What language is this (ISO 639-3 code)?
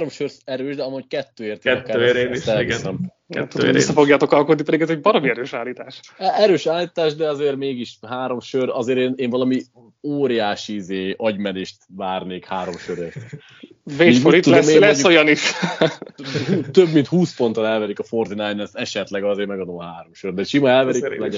hun